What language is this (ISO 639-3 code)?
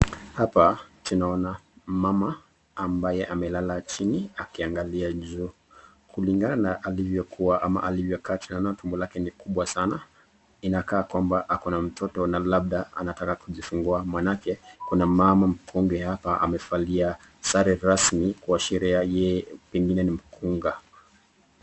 swa